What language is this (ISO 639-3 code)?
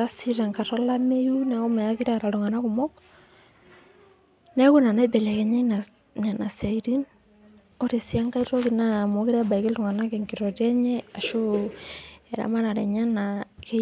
mas